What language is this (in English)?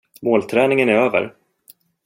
Swedish